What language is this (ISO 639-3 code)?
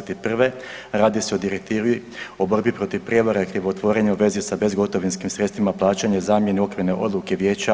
hrv